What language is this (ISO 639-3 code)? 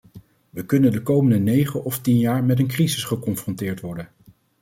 nld